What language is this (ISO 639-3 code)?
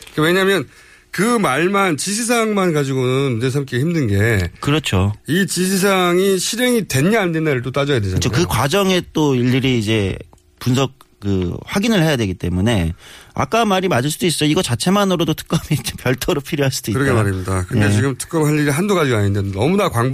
kor